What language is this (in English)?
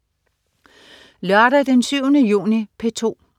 Danish